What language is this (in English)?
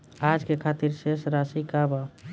Bhojpuri